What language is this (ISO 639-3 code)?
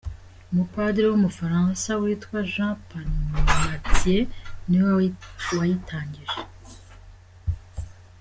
kin